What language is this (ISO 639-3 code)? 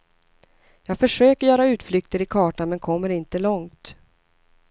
swe